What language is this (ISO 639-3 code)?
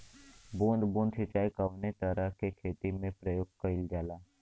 bho